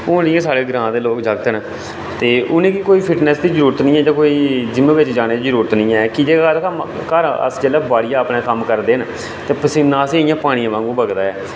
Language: Dogri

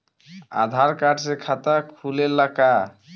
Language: Bhojpuri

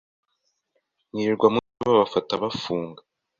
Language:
Kinyarwanda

